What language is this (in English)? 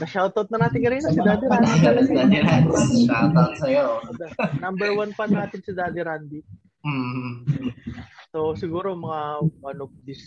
Filipino